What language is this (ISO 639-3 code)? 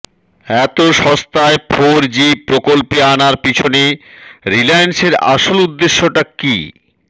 ben